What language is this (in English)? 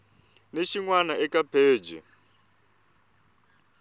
Tsonga